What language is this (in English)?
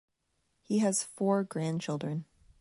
English